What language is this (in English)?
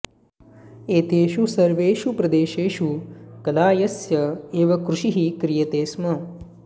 Sanskrit